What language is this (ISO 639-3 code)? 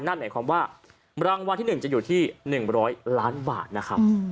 tha